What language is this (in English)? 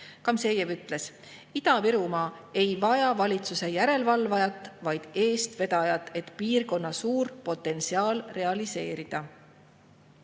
Estonian